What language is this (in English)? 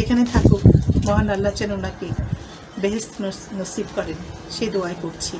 Bangla